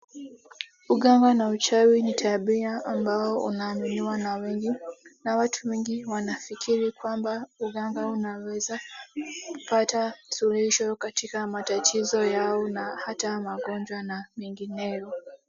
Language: Swahili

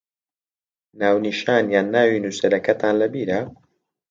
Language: Central Kurdish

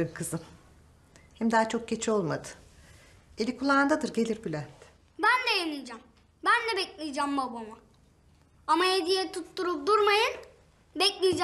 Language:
Turkish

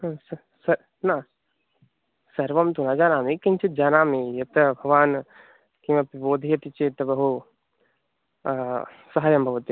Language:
Sanskrit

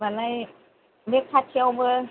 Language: Bodo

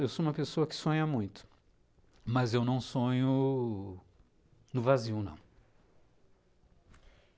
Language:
Portuguese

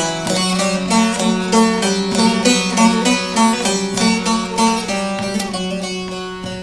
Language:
Turkish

